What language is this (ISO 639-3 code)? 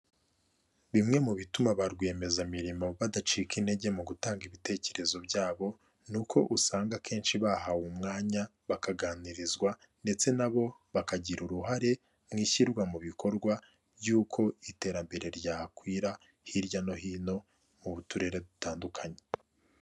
kin